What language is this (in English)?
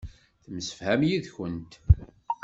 Kabyle